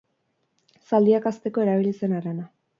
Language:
Basque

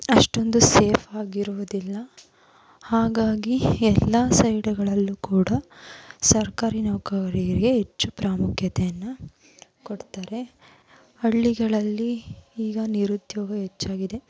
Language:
Kannada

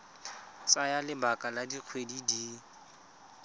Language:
Tswana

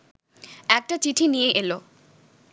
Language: Bangla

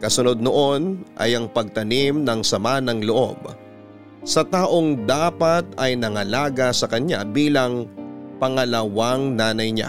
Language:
Filipino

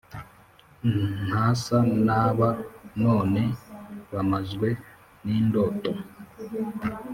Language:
Kinyarwanda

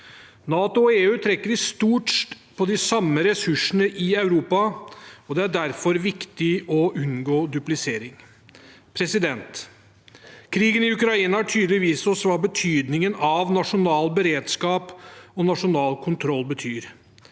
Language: Norwegian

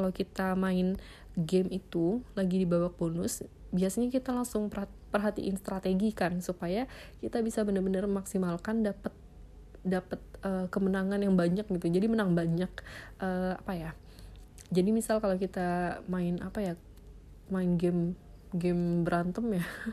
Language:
Indonesian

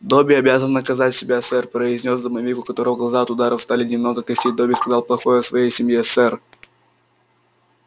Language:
Russian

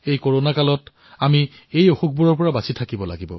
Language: Assamese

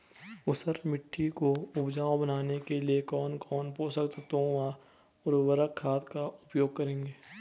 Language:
Hindi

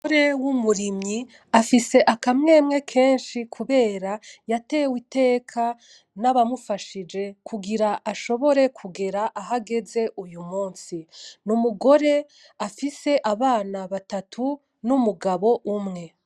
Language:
Rundi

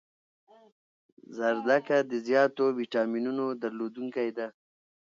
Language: Pashto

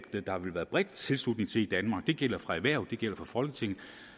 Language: Danish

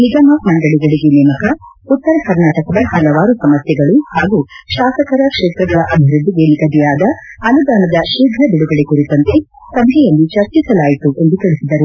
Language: Kannada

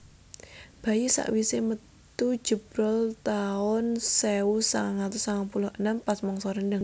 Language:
Javanese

